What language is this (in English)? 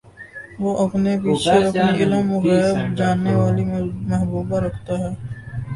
Urdu